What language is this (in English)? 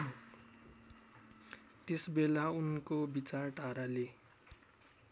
Nepali